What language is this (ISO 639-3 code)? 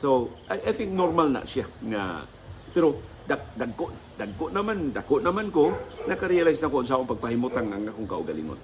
fil